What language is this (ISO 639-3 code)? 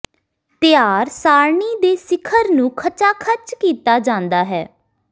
pan